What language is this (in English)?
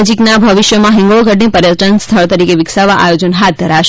Gujarati